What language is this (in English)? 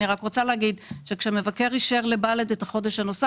Hebrew